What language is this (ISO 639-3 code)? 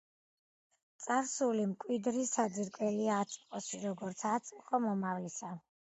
kat